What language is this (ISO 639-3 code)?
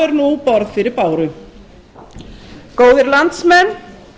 isl